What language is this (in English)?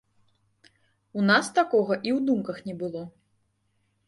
Belarusian